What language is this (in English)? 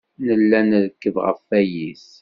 Kabyle